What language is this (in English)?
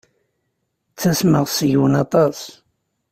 Kabyle